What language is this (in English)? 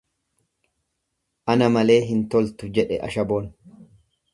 Oromo